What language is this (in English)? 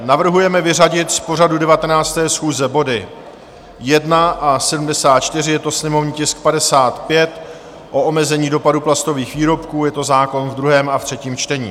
Czech